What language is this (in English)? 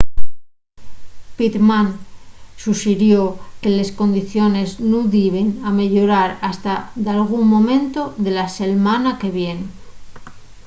Asturian